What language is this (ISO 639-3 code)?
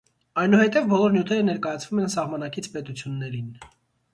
hye